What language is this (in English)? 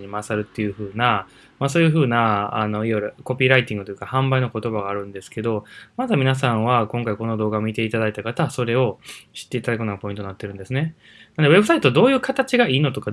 Japanese